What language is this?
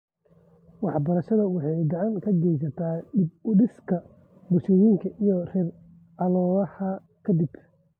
Somali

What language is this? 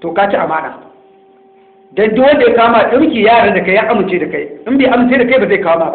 Hausa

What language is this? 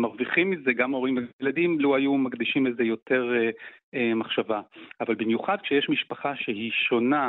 Hebrew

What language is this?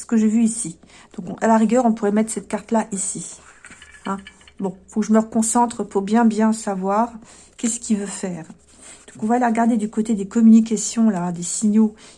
French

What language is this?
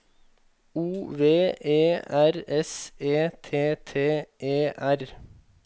Norwegian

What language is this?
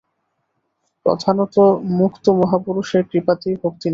Bangla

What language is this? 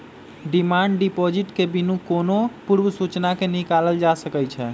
Magahi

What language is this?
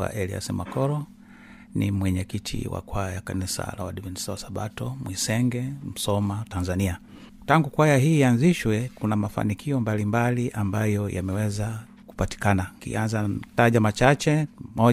Swahili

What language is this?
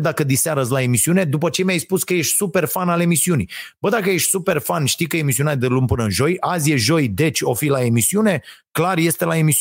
Romanian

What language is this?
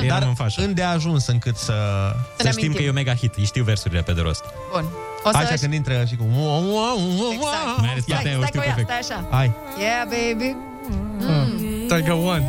Romanian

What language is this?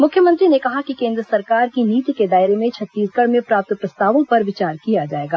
Hindi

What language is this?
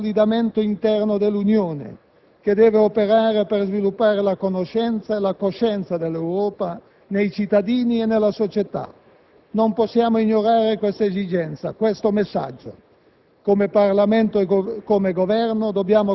Italian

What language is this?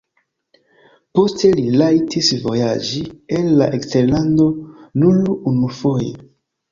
Esperanto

